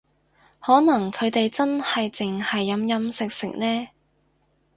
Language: Cantonese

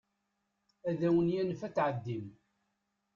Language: Kabyle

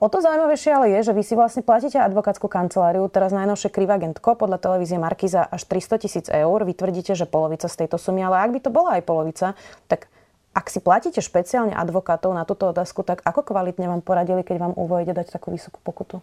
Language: Slovak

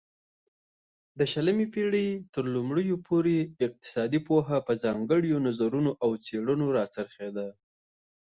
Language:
Pashto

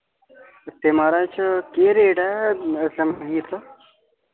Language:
Dogri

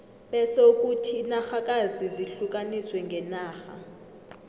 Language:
South Ndebele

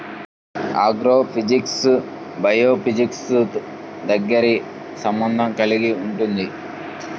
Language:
Telugu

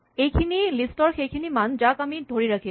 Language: Assamese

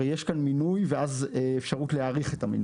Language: Hebrew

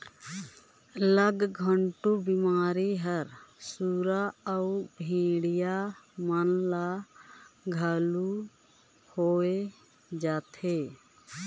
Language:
Chhattisgarhi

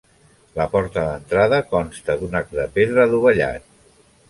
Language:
Catalan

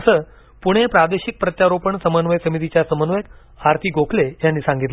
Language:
Marathi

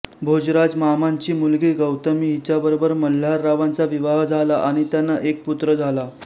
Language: Marathi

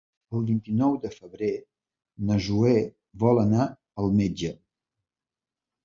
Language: Catalan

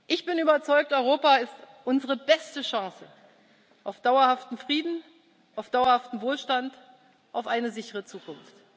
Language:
German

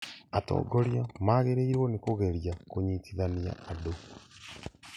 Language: Kikuyu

